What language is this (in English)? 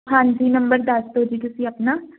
Punjabi